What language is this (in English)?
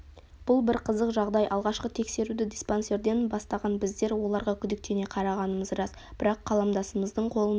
Kazakh